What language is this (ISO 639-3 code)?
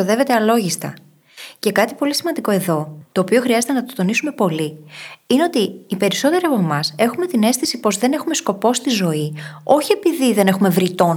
ell